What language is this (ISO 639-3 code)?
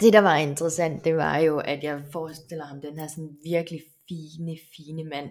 dan